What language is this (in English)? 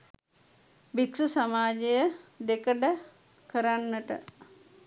Sinhala